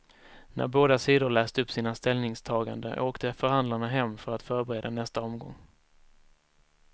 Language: Swedish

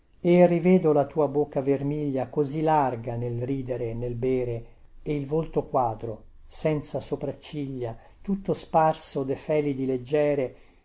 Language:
Italian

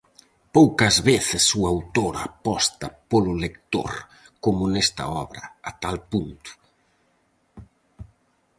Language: Galician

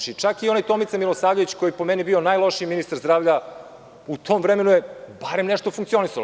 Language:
Serbian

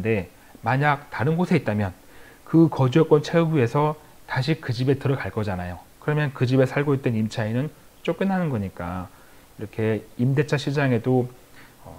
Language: Korean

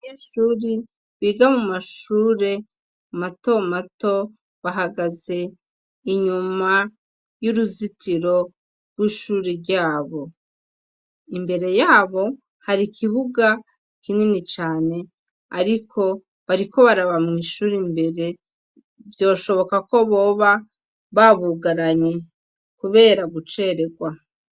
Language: Rundi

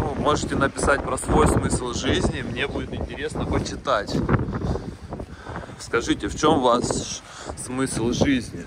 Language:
Russian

